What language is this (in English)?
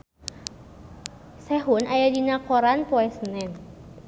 Sundanese